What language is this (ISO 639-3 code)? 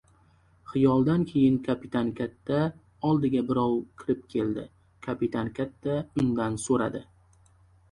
uzb